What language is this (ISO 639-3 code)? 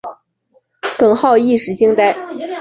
zho